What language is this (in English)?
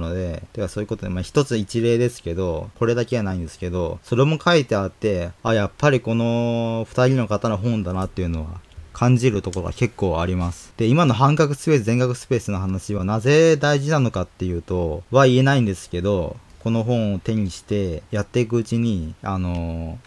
Japanese